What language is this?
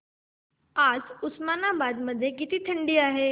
Marathi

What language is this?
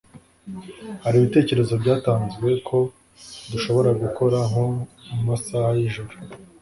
Kinyarwanda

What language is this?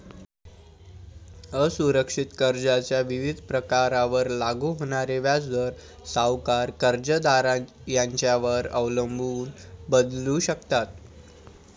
Marathi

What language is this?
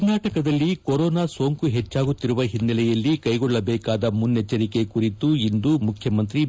Kannada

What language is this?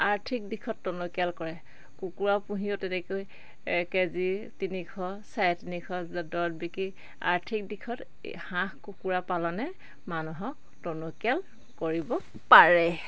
Assamese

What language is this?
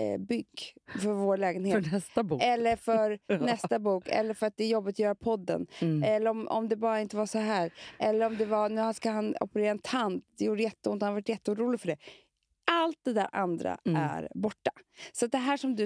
Swedish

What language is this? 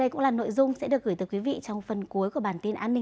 Vietnamese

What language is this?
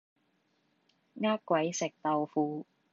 Cantonese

